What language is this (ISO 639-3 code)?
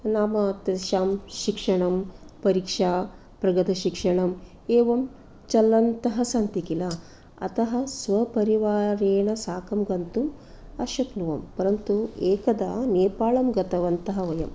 san